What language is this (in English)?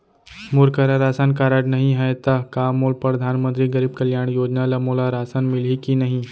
Chhattisgarhi